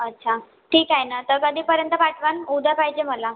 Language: Marathi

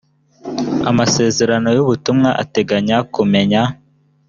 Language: Kinyarwanda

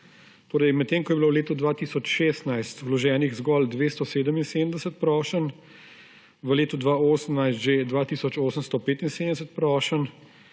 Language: Slovenian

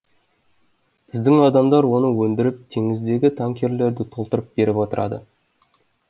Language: Kazakh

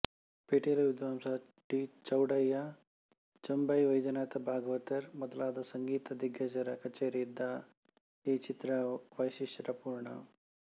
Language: Kannada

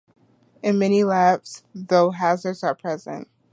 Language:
English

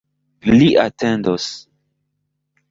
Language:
Esperanto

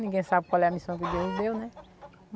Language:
Portuguese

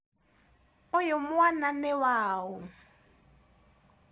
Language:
Kikuyu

